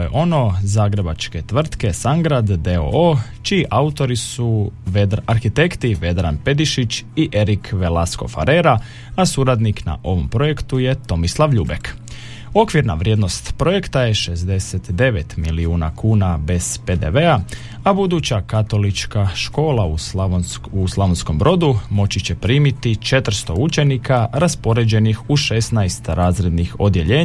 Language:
Croatian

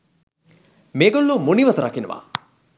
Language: Sinhala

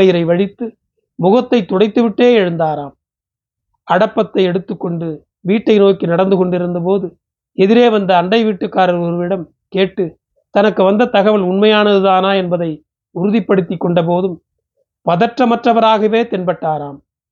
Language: Tamil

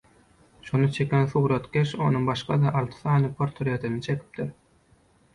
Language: Turkmen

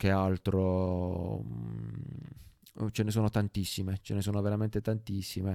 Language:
Italian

